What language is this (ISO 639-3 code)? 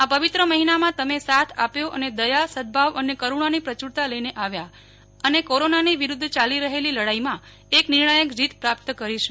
guj